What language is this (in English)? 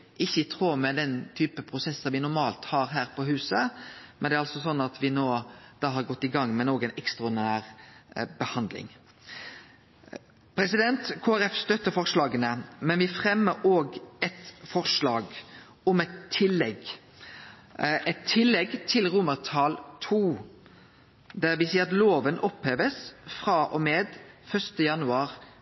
Norwegian Nynorsk